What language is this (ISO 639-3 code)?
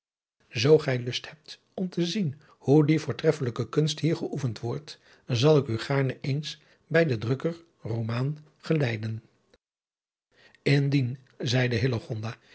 nld